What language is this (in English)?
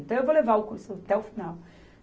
Portuguese